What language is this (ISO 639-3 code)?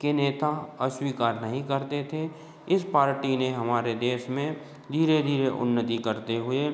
hin